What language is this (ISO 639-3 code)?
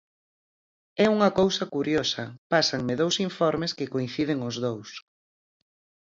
glg